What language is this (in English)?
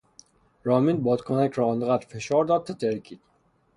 Persian